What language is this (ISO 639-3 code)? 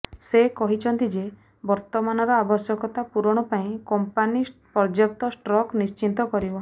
ori